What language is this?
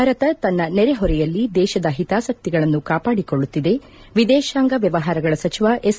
Kannada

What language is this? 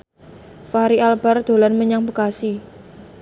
Javanese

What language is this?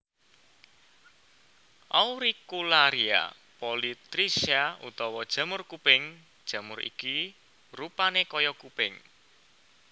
Javanese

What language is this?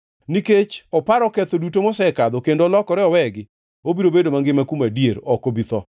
Luo (Kenya and Tanzania)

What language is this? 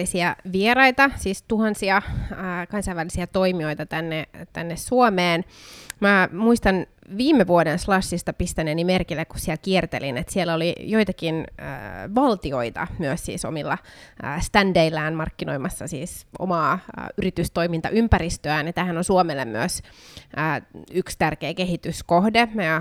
Finnish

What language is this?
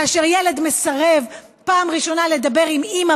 Hebrew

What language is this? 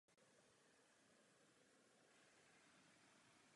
Czech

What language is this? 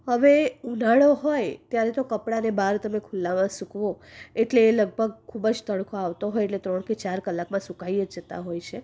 Gujarati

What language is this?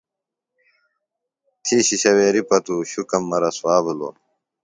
Phalura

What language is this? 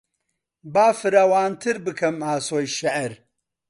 Central Kurdish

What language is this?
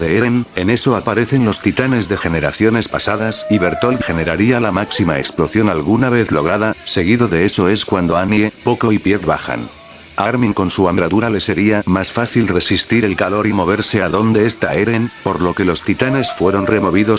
Spanish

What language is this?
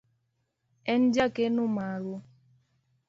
Luo (Kenya and Tanzania)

